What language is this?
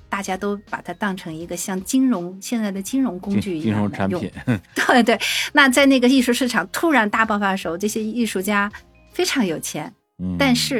Chinese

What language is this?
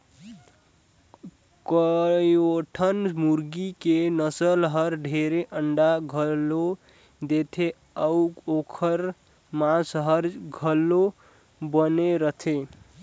Chhattisgarhi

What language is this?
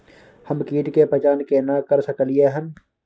Maithili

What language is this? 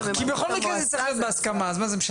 Hebrew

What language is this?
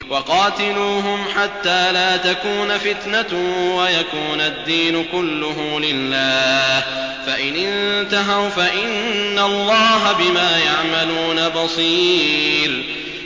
Arabic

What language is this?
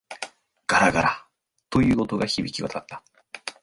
Japanese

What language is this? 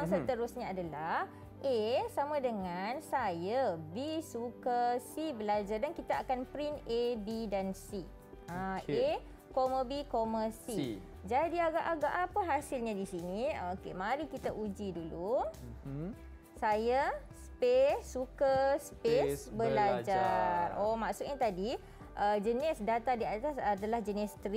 Malay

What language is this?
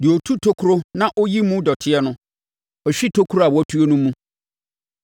Akan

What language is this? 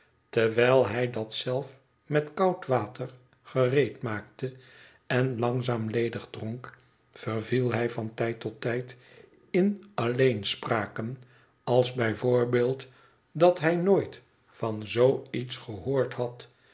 Dutch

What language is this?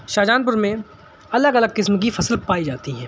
Urdu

